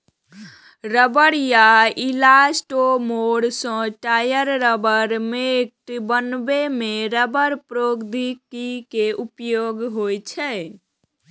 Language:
Maithili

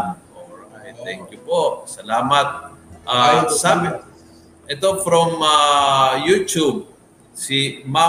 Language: Filipino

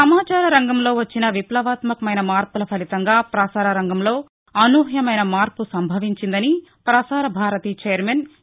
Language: Telugu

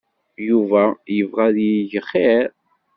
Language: Kabyle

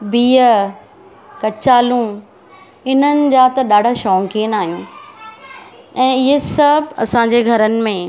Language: Sindhi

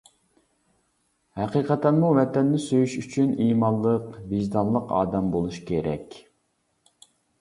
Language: Uyghur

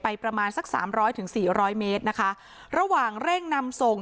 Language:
Thai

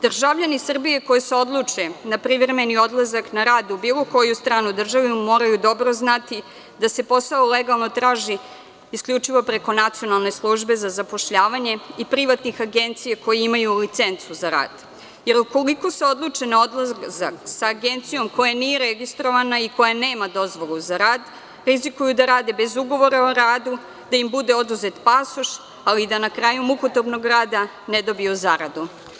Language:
Serbian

